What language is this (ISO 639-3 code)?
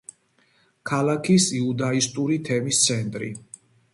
kat